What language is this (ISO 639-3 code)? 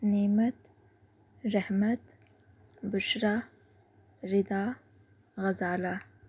urd